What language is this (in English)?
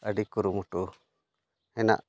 Santali